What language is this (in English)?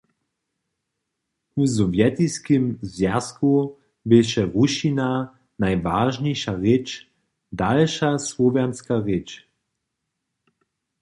Upper Sorbian